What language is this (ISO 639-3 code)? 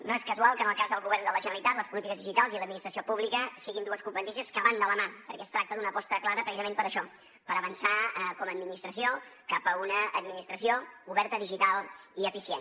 cat